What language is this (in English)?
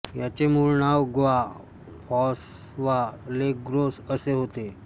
Marathi